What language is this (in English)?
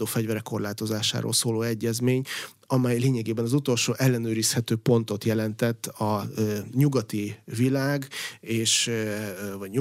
Hungarian